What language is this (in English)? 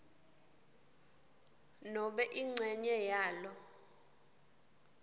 Swati